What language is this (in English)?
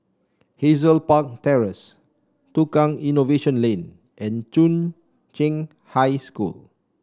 English